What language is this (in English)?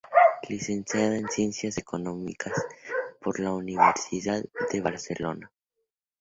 Spanish